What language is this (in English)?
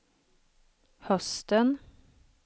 Swedish